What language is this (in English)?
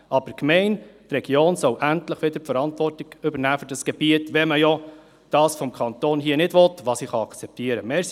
Swiss German